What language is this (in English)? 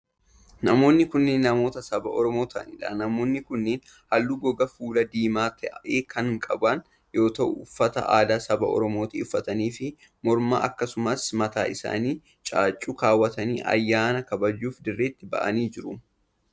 Oromo